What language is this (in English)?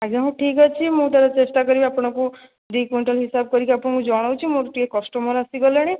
Odia